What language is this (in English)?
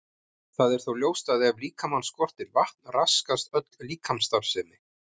Icelandic